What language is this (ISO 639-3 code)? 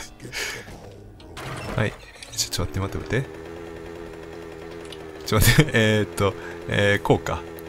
jpn